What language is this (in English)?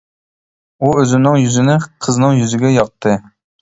Uyghur